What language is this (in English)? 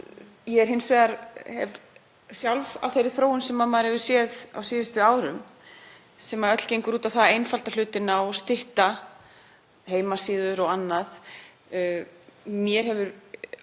Icelandic